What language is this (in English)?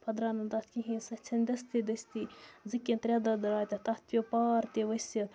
Kashmiri